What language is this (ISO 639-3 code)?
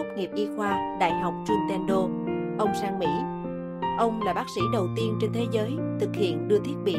vie